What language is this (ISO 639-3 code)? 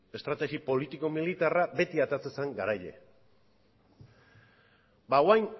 eus